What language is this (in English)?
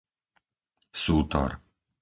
Slovak